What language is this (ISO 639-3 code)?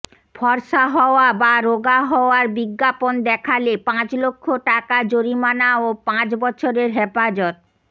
ben